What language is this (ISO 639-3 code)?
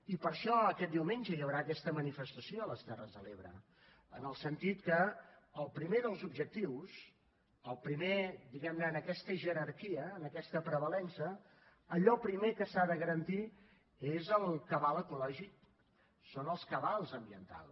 cat